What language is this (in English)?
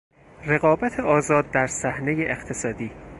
Persian